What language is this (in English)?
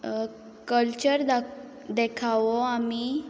Konkani